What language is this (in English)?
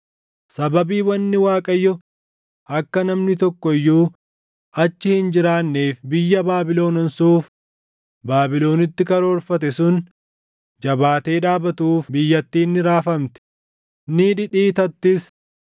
Oromo